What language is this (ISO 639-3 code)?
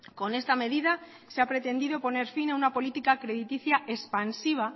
spa